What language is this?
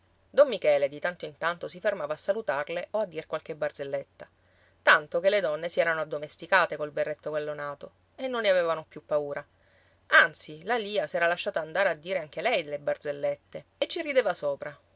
Italian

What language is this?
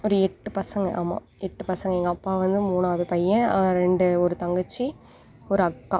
Tamil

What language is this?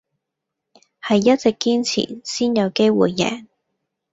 Cantonese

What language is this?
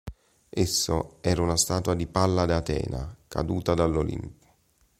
Italian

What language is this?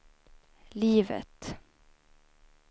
Swedish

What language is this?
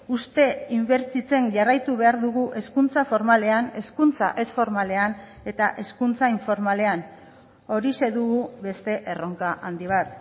Basque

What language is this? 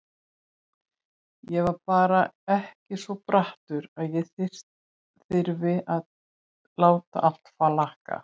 Icelandic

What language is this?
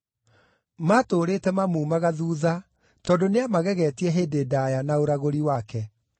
Kikuyu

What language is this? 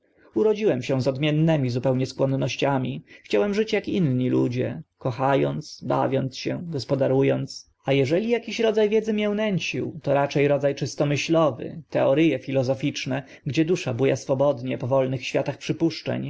Polish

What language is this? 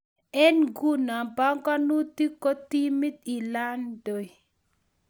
Kalenjin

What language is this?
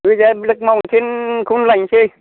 Bodo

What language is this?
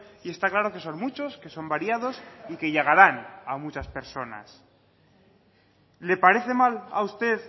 Spanish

